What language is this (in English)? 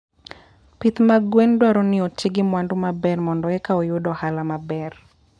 Luo (Kenya and Tanzania)